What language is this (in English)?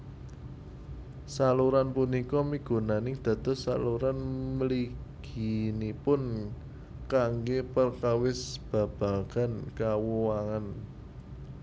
Javanese